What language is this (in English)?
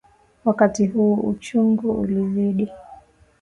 Swahili